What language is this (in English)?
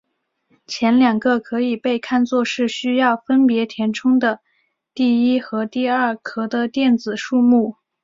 Chinese